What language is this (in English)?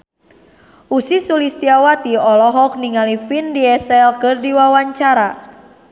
Sundanese